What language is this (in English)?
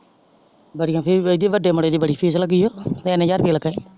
Punjabi